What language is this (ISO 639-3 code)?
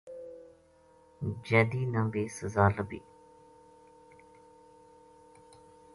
gju